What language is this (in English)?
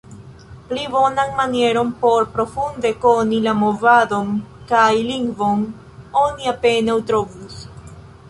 Esperanto